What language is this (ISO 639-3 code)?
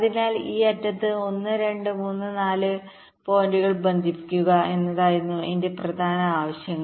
mal